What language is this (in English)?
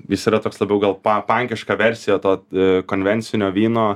Lithuanian